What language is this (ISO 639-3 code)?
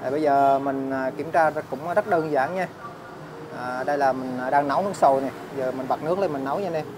vie